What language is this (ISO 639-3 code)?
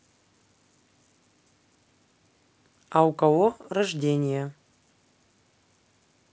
rus